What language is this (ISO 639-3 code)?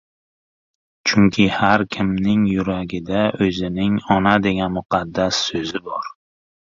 uzb